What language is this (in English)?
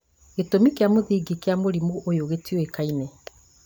Kikuyu